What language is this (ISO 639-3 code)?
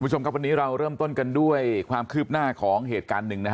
tha